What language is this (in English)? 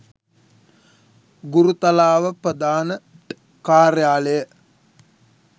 Sinhala